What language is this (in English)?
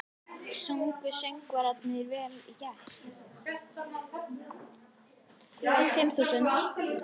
Icelandic